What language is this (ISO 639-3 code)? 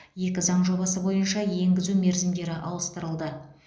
kaz